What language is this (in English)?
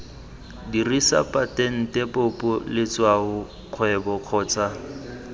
Tswana